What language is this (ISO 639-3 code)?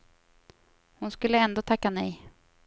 swe